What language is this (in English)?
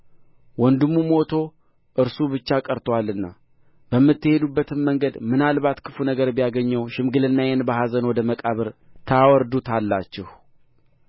Amharic